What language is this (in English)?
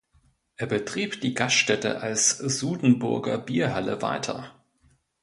German